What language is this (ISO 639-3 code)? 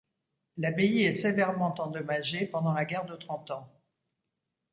fra